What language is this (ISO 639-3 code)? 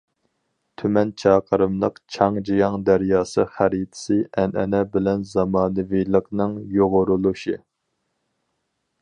uig